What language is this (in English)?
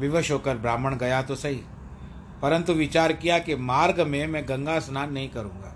Hindi